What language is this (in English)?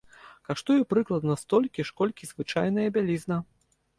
Belarusian